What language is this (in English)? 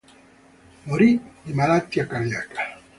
Italian